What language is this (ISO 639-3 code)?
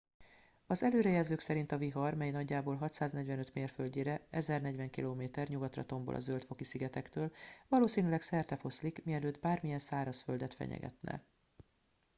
hun